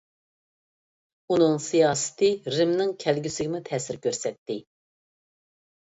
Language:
Uyghur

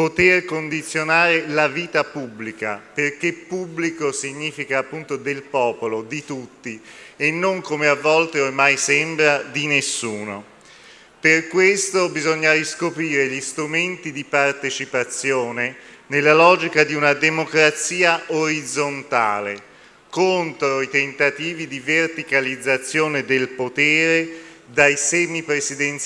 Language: Italian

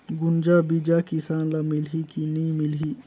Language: Chhattisgarhi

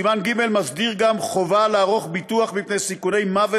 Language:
Hebrew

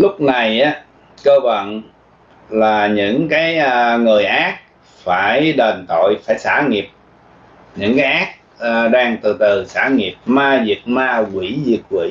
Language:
Vietnamese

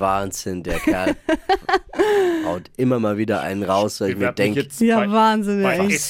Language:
German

